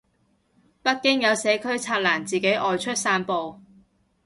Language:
Cantonese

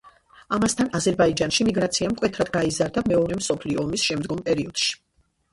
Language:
Georgian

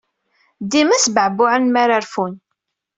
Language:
Kabyle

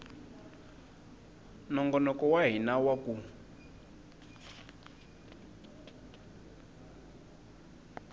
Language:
Tsonga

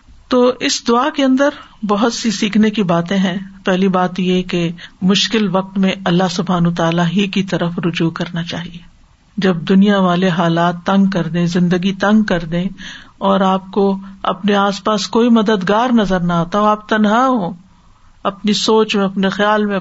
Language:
Urdu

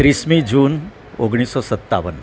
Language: Gujarati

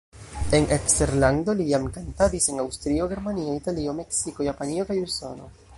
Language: Esperanto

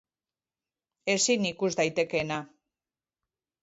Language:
Basque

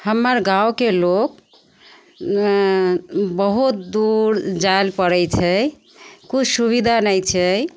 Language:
Maithili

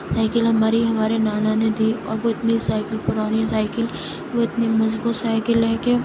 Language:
Urdu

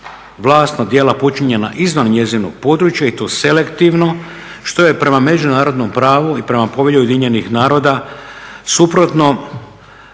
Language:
Croatian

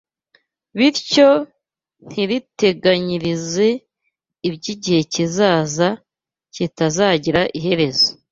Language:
Kinyarwanda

